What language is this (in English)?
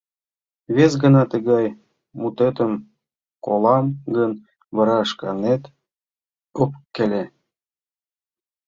Mari